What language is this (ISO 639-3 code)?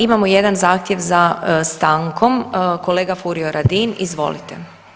hrv